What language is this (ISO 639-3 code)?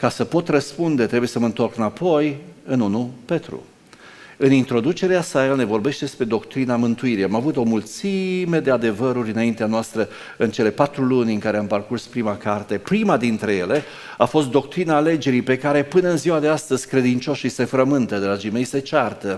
ron